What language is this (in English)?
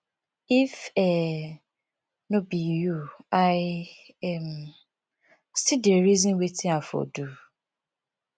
Nigerian Pidgin